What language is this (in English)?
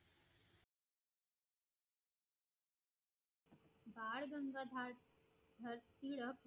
Marathi